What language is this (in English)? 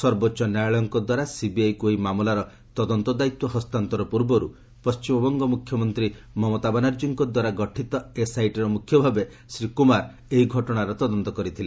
Odia